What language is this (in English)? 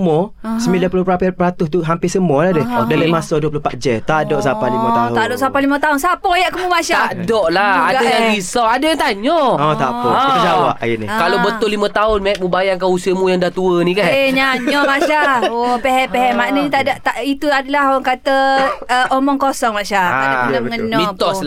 Malay